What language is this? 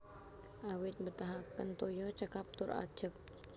Javanese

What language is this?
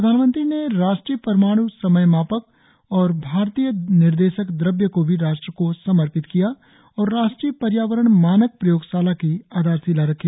Hindi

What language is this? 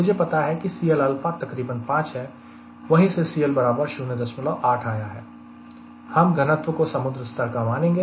Hindi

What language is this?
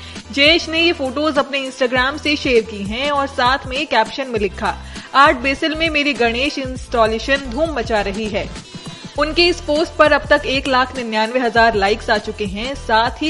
Hindi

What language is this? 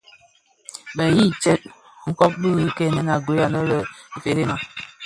Bafia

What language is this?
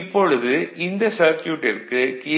Tamil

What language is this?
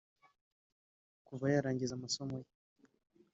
Kinyarwanda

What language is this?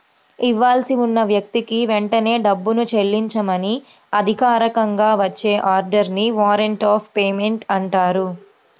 Telugu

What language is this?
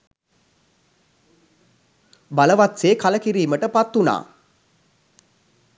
Sinhala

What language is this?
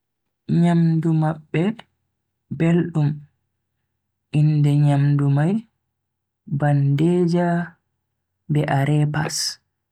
Bagirmi Fulfulde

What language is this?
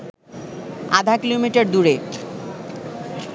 Bangla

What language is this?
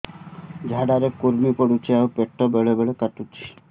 Odia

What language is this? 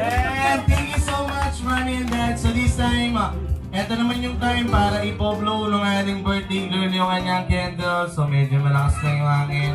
Filipino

